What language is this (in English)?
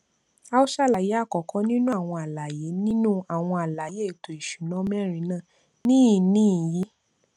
Yoruba